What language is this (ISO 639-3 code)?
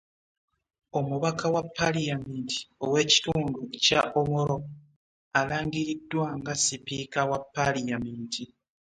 lug